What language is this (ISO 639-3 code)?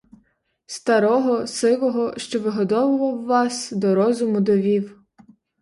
ukr